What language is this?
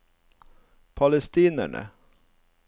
Norwegian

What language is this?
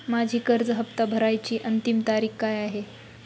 Marathi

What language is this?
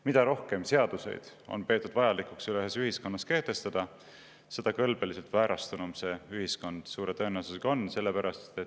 Estonian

